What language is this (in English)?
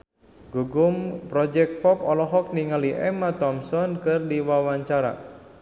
Sundanese